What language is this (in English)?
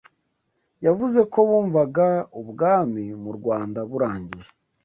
Kinyarwanda